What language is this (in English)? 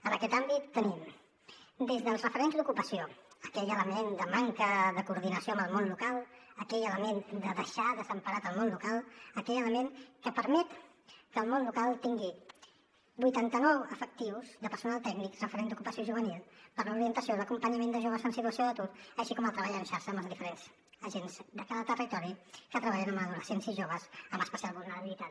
Catalan